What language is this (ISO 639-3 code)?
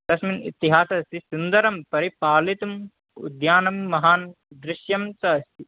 san